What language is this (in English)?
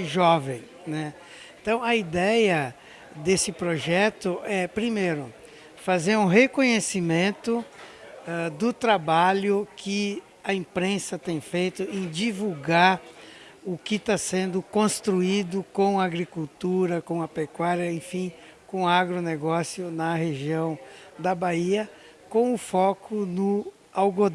Portuguese